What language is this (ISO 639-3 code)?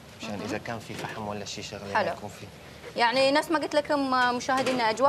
ara